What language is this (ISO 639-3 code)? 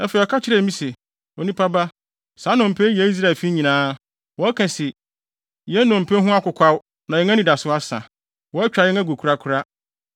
aka